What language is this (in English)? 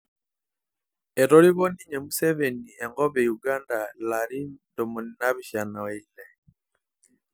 Masai